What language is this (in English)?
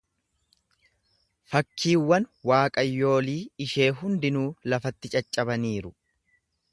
Oromo